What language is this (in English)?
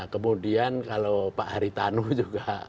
Indonesian